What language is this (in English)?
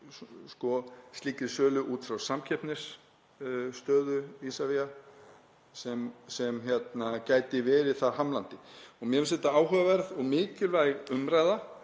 Icelandic